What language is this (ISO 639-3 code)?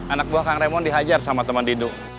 ind